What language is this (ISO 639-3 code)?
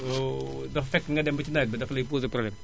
wol